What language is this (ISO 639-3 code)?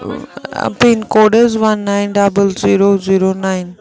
kas